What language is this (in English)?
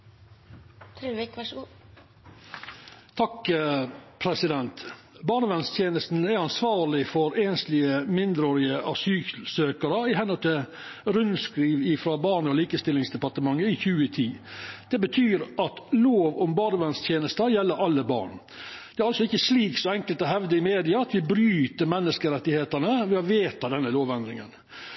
Norwegian Nynorsk